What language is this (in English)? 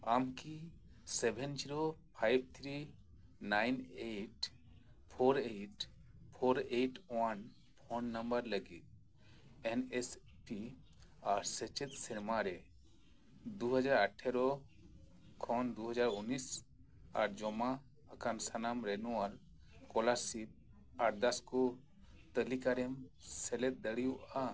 Santali